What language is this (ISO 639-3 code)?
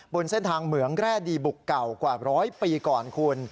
tha